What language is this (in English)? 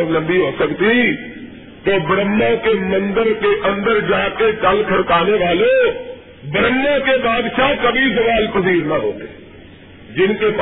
Urdu